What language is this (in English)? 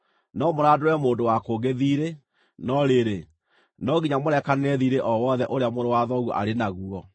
Kikuyu